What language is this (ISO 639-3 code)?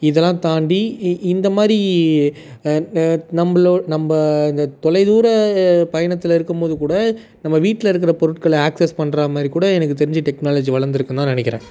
tam